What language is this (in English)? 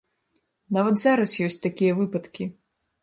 Belarusian